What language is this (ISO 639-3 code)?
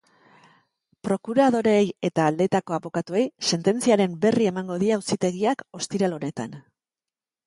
eus